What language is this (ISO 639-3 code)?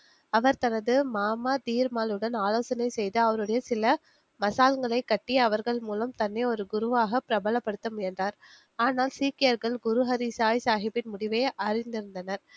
tam